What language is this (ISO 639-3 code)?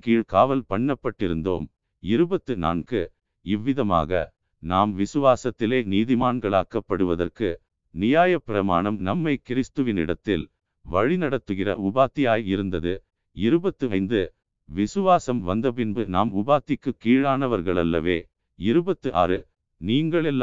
tam